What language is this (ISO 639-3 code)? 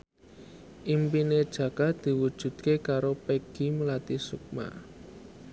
jav